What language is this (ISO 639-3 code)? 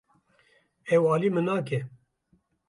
kur